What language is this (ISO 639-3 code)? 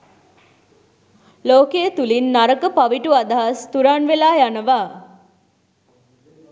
sin